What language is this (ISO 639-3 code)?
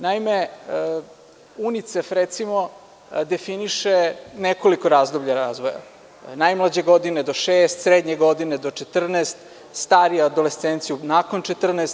srp